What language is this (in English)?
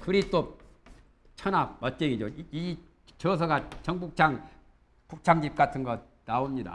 Korean